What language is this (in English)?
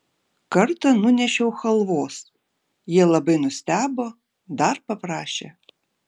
Lithuanian